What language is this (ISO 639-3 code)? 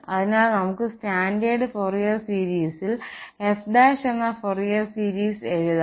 mal